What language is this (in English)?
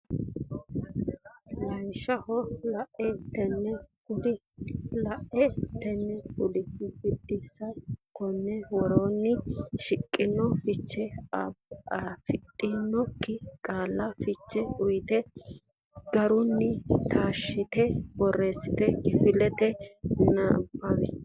Sidamo